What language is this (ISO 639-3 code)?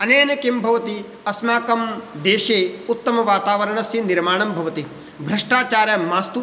san